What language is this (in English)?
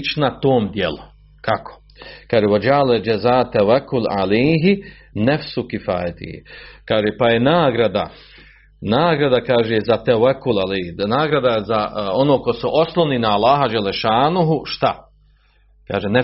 Croatian